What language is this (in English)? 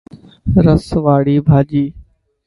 Dhatki